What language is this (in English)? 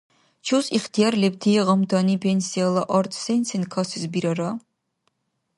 Dargwa